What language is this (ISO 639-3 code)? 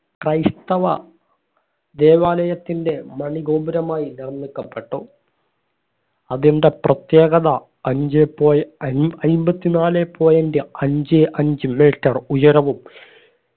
mal